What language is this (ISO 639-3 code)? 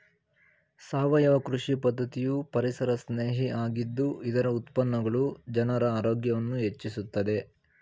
kan